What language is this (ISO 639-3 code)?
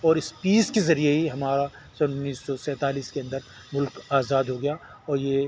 urd